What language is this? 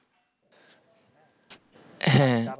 Bangla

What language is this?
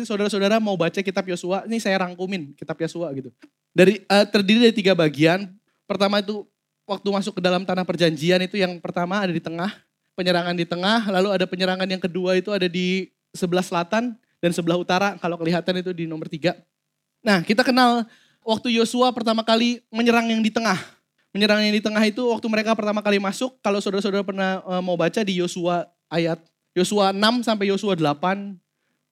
Indonesian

